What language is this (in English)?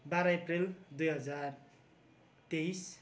Nepali